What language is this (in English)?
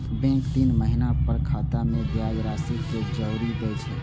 Maithili